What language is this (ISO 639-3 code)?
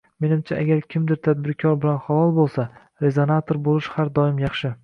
uzb